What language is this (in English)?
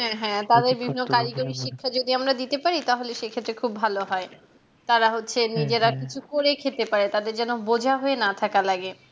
Bangla